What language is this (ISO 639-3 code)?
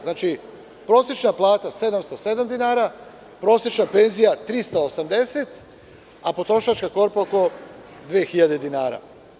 srp